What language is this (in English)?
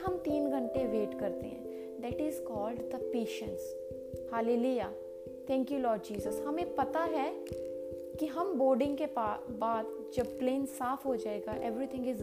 Hindi